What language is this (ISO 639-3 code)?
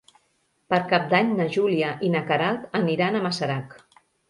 cat